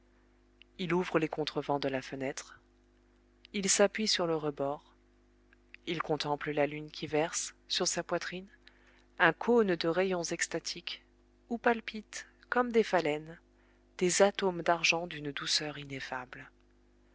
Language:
French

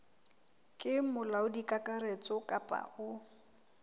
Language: Southern Sotho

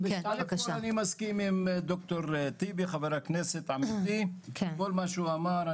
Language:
Hebrew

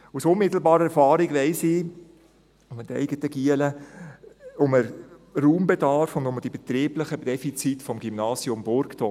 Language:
Swiss German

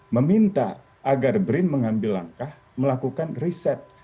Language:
Indonesian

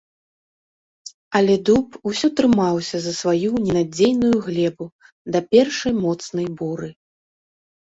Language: Belarusian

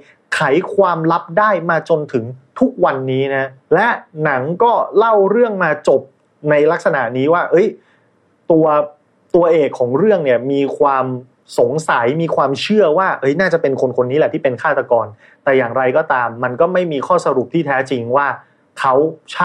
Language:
Thai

